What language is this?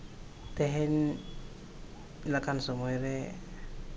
Santali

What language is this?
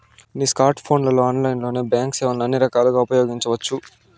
Telugu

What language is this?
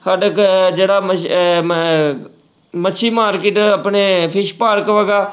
Punjabi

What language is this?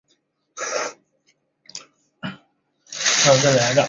Chinese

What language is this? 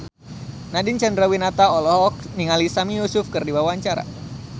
Sundanese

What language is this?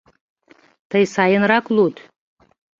Mari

